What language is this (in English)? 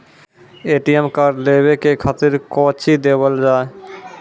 Maithili